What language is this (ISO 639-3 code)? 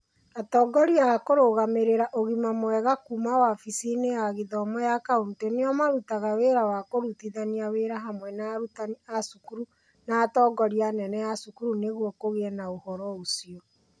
kik